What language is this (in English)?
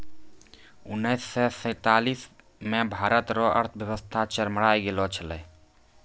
Maithili